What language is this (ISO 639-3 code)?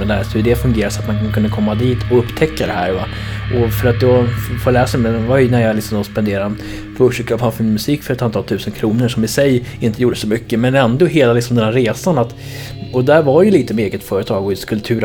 swe